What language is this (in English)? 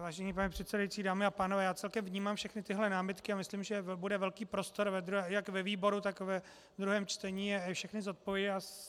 Czech